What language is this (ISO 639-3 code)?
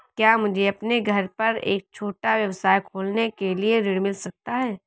hin